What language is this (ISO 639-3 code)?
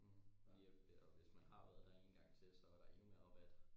dan